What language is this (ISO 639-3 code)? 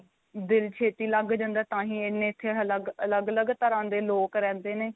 pan